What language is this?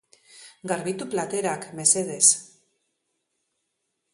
Basque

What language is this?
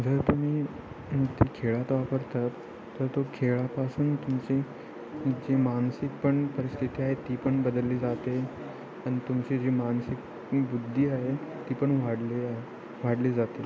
Marathi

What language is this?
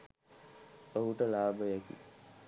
Sinhala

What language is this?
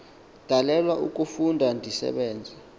Xhosa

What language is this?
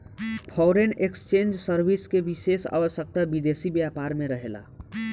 Bhojpuri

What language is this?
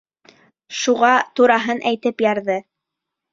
Bashkir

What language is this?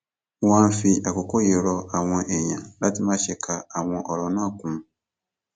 Yoruba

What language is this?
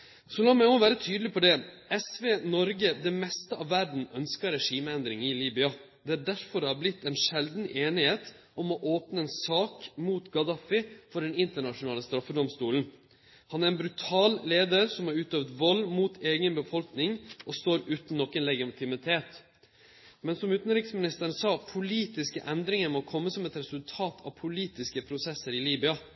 Norwegian Nynorsk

